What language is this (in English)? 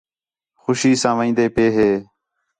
Khetrani